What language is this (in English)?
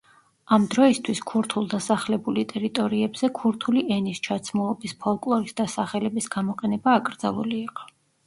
Georgian